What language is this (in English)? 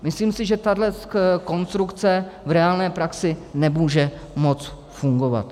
Czech